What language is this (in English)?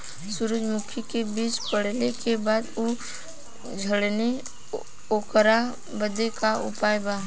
Bhojpuri